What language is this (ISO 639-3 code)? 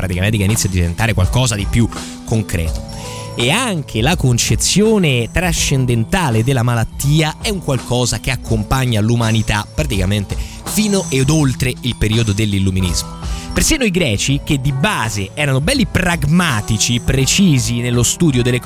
ita